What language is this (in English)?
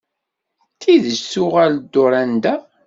Kabyle